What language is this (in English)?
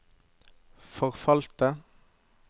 Norwegian